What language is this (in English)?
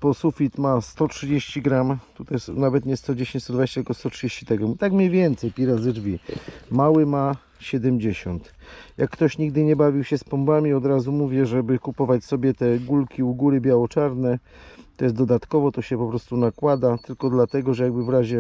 Polish